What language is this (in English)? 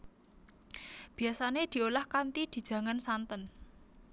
Javanese